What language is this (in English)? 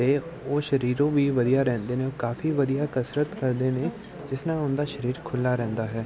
Punjabi